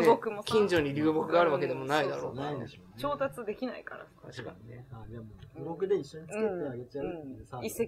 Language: Japanese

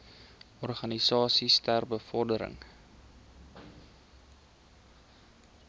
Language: Afrikaans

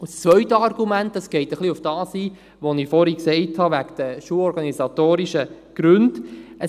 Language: Swiss German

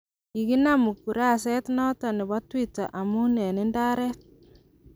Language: Kalenjin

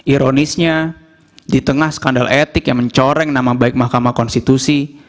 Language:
Indonesian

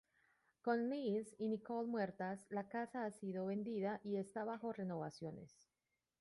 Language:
Spanish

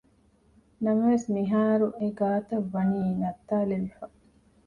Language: Divehi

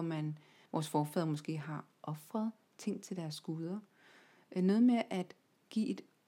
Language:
Danish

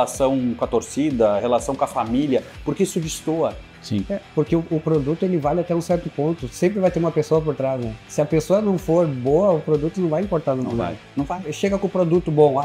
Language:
Portuguese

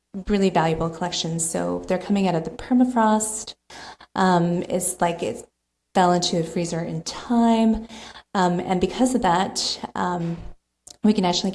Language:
English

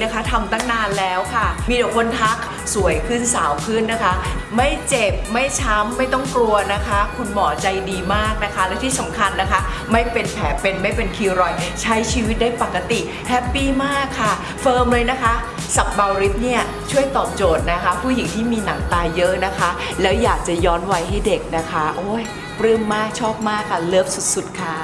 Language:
Thai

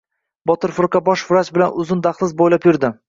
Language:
Uzbek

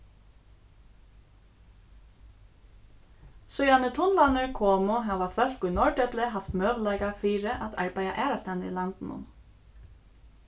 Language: Faroese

